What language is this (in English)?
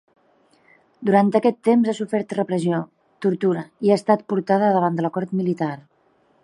Catalan